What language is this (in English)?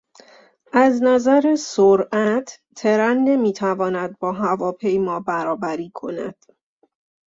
Persian